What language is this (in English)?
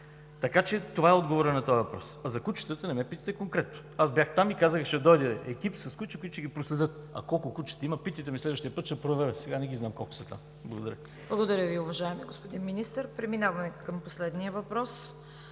Bulgarian